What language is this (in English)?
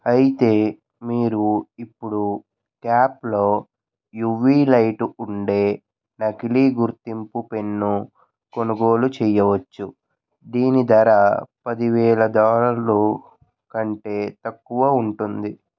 Telugu